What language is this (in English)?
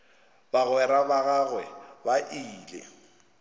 Northern Sotho